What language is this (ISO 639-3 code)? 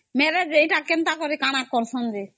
ori